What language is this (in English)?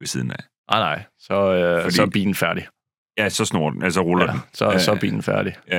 Danish